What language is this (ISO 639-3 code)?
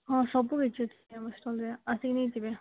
ori